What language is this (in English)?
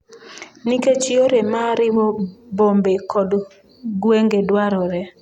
Luo (Kenya and Tanzania)